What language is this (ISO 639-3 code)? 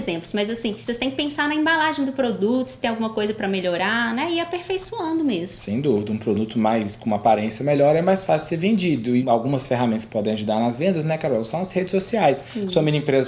por